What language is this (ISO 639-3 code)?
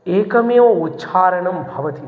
san